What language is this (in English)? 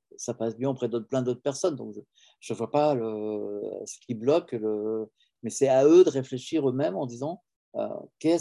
French